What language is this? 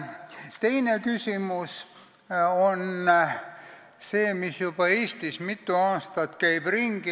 Estonian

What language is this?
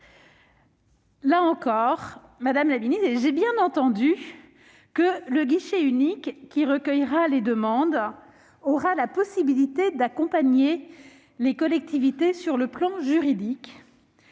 French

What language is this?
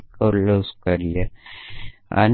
Gujarati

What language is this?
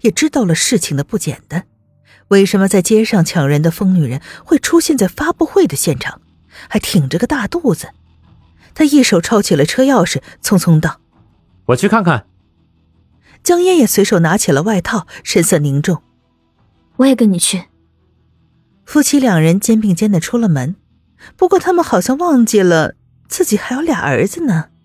Chinese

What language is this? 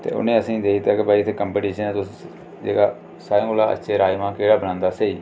Dogri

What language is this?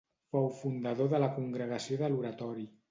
Catalan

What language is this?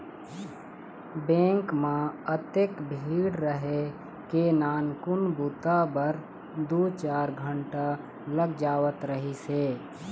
Chhattisgarhi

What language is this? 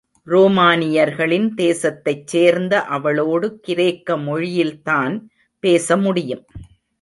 Tamil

